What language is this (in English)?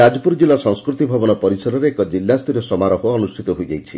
Odia